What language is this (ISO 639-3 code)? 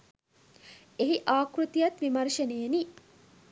sin